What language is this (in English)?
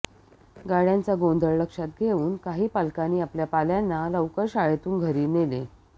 Marathi